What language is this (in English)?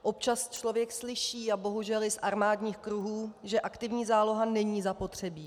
Czech